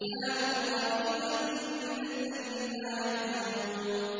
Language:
Arabic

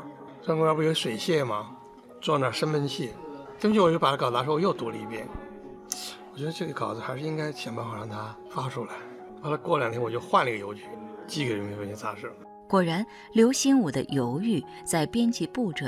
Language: Chinese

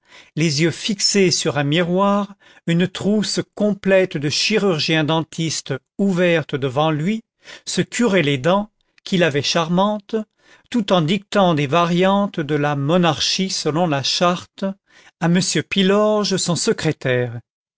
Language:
French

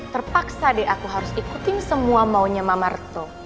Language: Indonesian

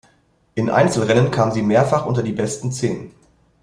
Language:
German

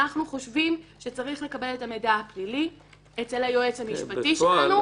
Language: Hebrew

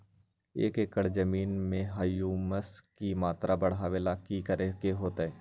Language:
Magahi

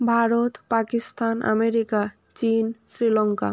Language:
Bangla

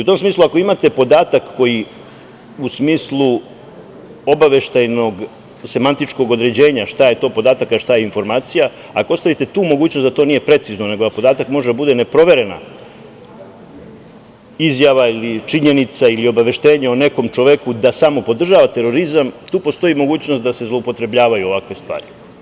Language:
Serbian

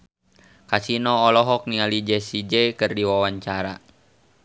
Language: Sundanese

